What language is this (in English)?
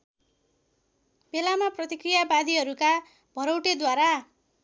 Nepali